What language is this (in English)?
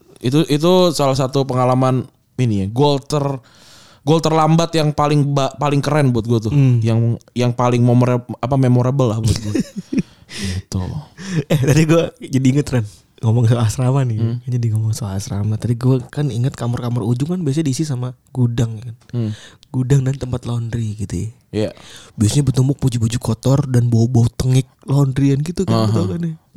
Indonesian